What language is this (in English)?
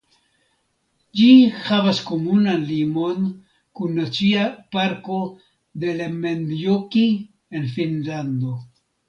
Esperanto